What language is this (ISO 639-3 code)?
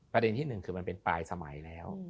tha